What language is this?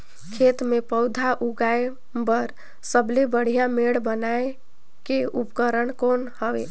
Chhattisgarhi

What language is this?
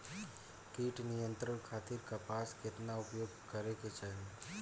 Bhojpuri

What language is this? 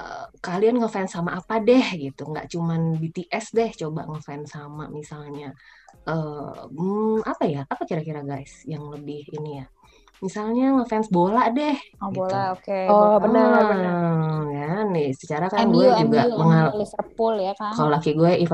Indonesian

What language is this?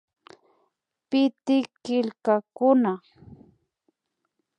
Imbabura Highland Quichua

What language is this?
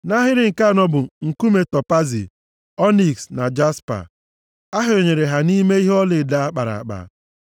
Igbo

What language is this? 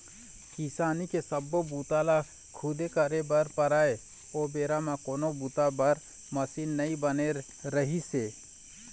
Chhattisgarhi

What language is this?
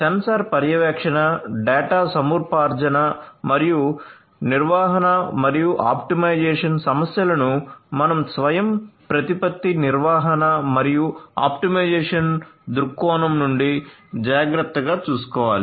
Telugu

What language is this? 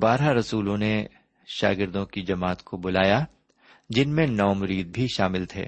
Urdu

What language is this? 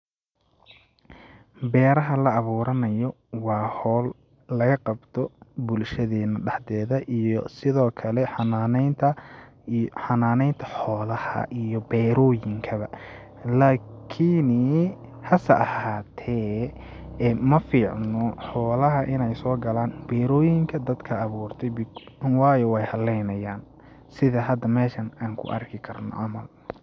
Somali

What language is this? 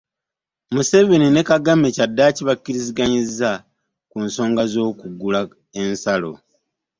Ganda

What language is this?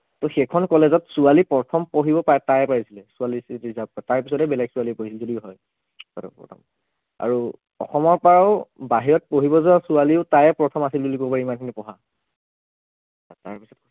Assamese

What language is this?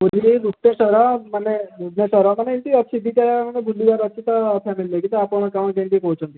Odia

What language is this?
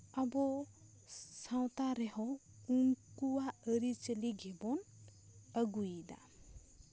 Santali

